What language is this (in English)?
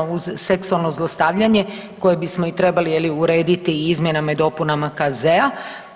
Croatian